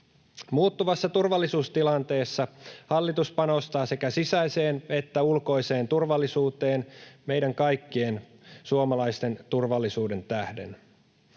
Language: Finnish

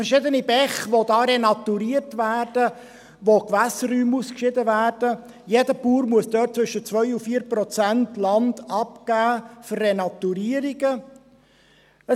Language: Swiss German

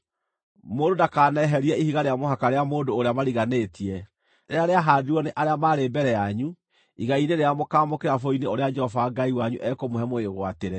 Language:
Kikuyu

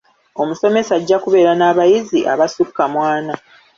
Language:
Ganda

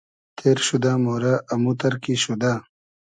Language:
Hazaragi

